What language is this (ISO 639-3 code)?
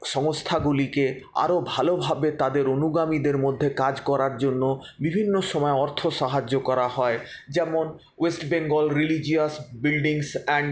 ben